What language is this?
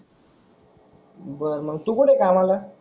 Marathi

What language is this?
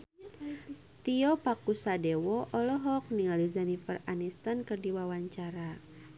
Sundanese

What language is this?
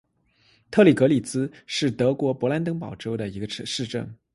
Chinese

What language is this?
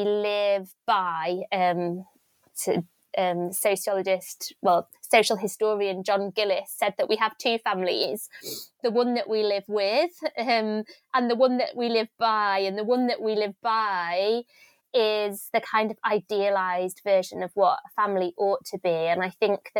English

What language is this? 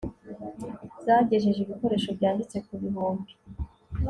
Kinyarwanda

